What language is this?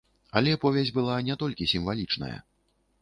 Belarusian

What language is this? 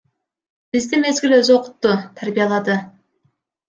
Kyrgyz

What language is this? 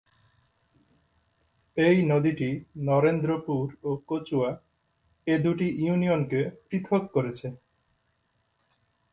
Bangla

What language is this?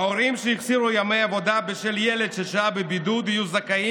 Hebrew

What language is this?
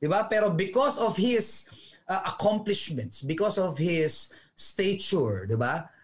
Filipino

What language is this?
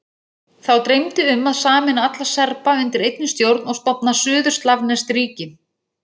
Icelandic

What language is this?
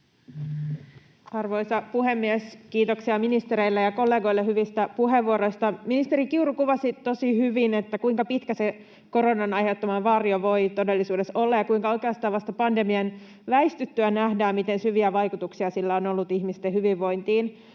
Finnish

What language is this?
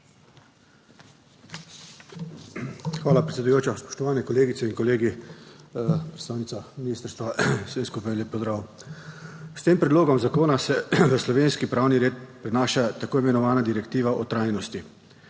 Slovenian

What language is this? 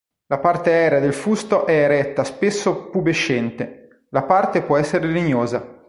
Italian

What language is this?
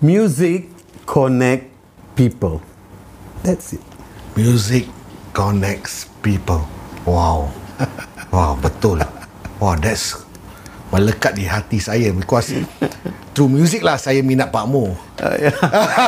Malay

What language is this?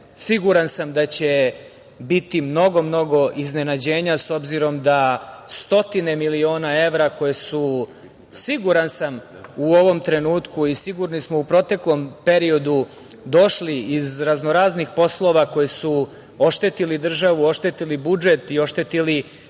Serbian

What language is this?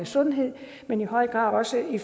Danish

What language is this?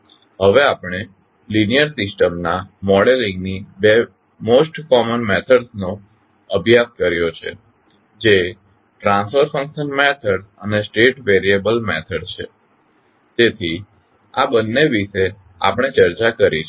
Gujarati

